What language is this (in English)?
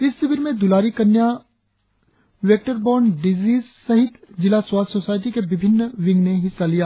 Hindi